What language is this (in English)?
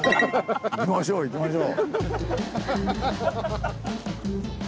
Japanese